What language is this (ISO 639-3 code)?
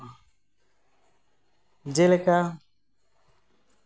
sat